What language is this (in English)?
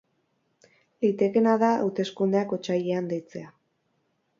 Basque